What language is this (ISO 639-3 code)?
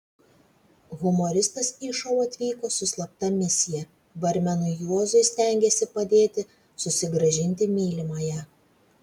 lit